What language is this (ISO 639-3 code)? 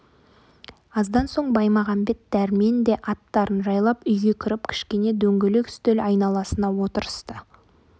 kaz